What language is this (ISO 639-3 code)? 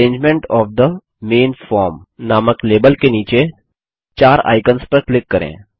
hin